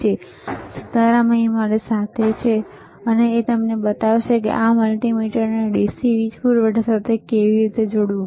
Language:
Gujarati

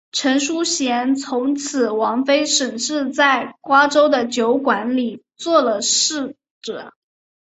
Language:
Chinese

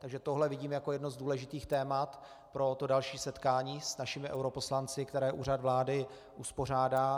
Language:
Czech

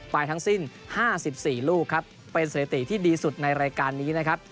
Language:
Thai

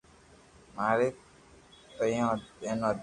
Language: Loarki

